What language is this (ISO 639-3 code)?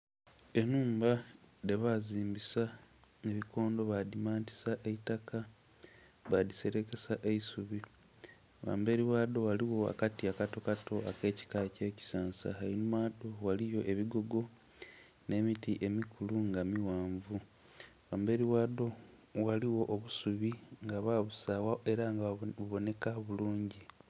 xog